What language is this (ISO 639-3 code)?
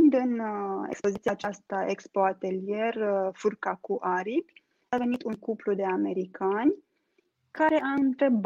ron